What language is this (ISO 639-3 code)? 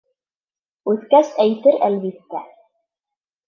bak